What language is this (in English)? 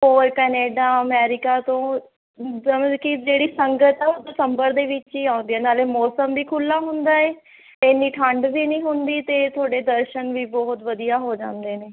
Punjabi